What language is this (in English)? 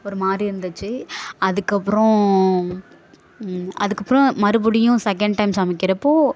Tamil